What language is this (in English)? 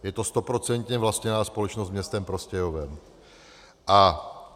Czech